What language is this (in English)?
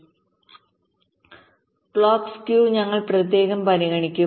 Malayalam